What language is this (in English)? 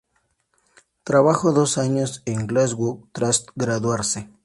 Spanish